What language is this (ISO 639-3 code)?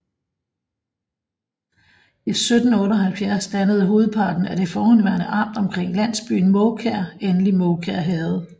dan